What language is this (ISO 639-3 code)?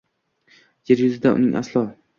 uzb